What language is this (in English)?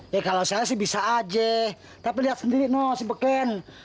Indonesian